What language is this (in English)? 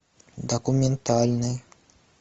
Russian